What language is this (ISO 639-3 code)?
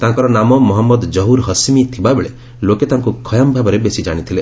ori